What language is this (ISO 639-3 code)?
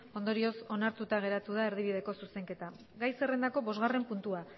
eus